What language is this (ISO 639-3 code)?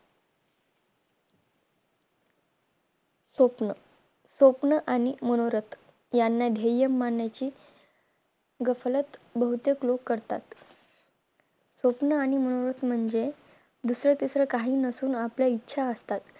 mar